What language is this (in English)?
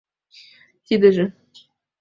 Mari